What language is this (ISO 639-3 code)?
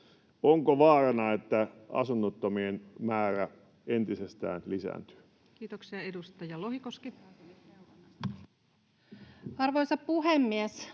fin